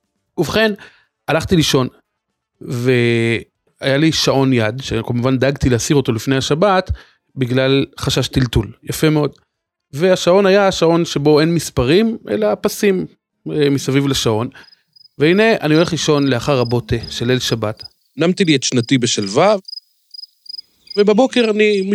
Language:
Hebrew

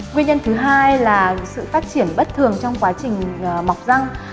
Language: Vietnamese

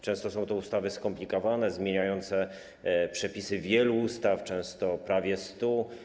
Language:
Polish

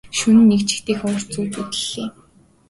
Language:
Mongolian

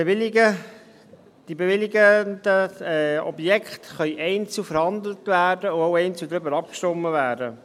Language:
Swiss German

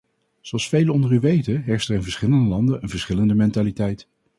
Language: Dutch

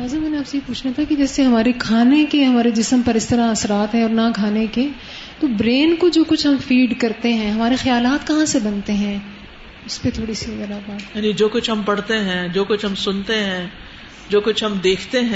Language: Urdu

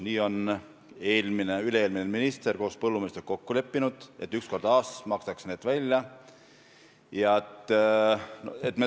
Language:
Estonian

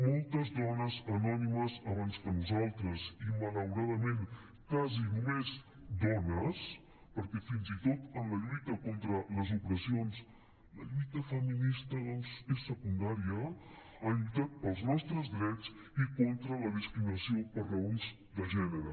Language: Catalan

